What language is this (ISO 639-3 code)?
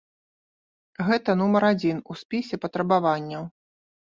bel